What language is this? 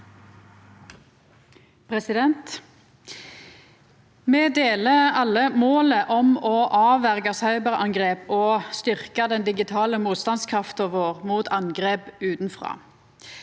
Norwegian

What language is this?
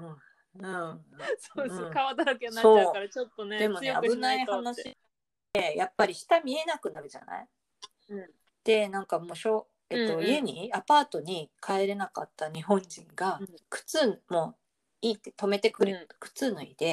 Japanese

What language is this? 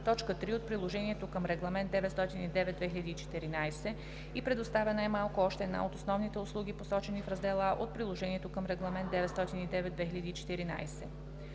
Bulgarian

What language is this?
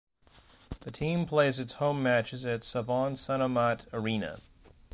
English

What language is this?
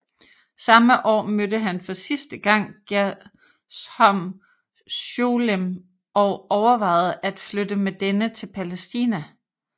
Danish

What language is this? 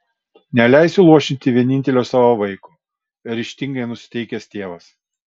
Lithuanian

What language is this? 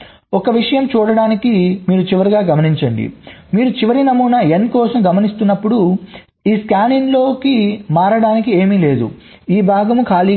Telugu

